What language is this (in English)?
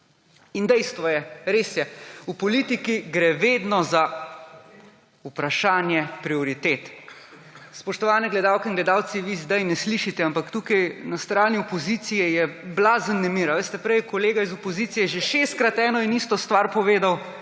Slovenian